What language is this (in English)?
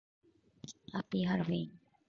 Japanese